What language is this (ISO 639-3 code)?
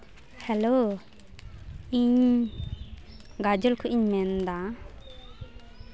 sat